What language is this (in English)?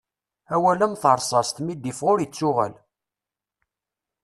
Kabyle